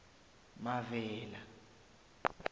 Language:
South Ndebele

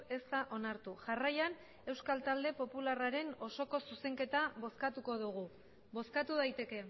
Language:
Basque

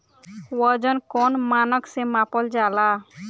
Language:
Bhojpuri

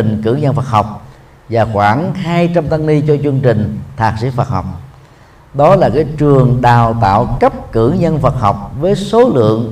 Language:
Vietnamese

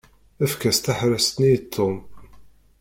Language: Kabyle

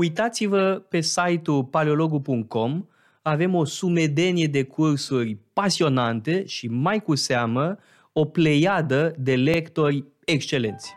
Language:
Romanian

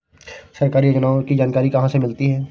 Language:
Hindi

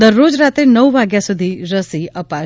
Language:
Gujarati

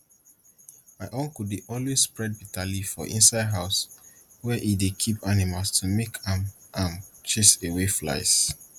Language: Nigerian Pidgin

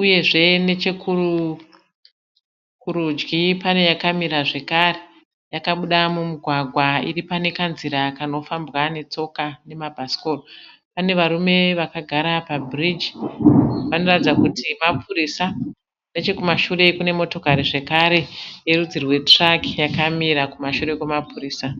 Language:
Shona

